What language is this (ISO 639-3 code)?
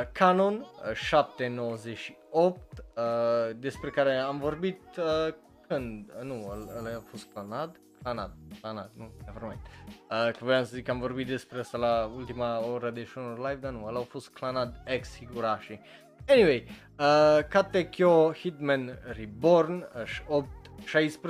ron